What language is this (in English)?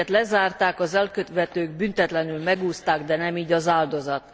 Hungarian